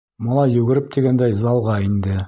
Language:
Bashkir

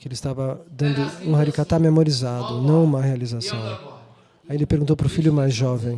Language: Portuguese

